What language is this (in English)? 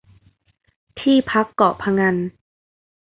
Thai